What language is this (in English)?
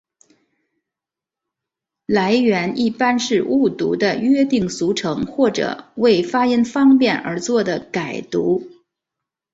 Chinese